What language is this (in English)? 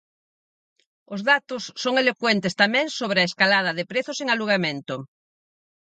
Galician